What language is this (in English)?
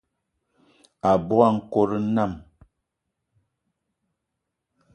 Eton (Cameroon)